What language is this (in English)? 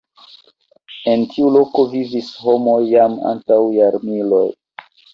Esperanto